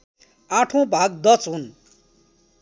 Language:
Nepali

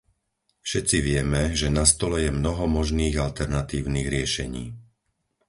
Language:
Slovak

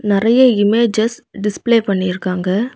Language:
Tamil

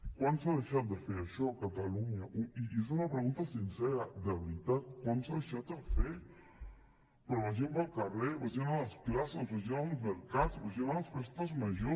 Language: Catalan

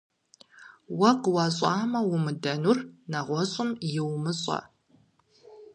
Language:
Kabardian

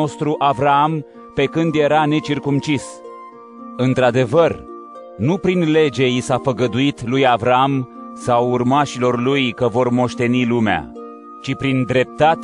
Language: Romanian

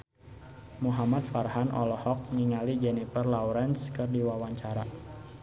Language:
Sundanese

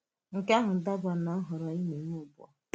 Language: Igbo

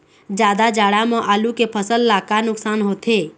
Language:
Chhattisgarhi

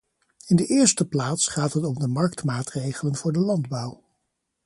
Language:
Dutch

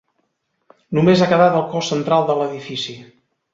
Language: Catalan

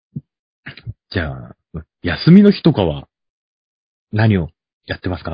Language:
Japanese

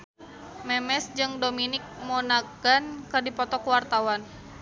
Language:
Sundanese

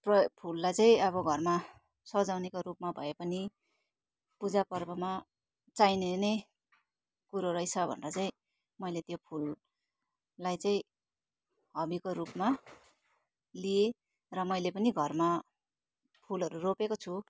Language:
Nepali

